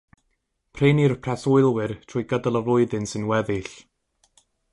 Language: Welsh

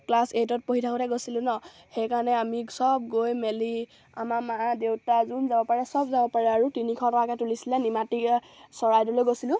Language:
Assamese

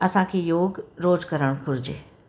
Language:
Sindhi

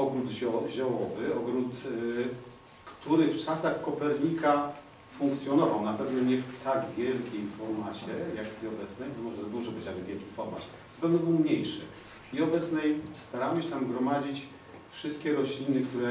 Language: Polish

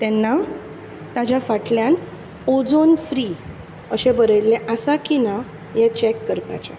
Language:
Konkani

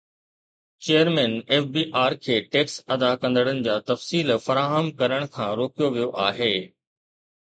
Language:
Sindhi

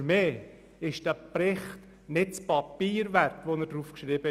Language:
Swiss German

